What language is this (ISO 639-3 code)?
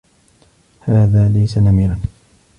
ara